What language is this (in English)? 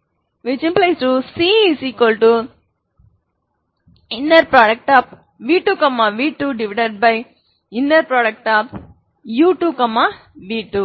Tamil